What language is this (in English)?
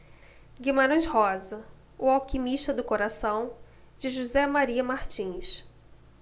Portuguese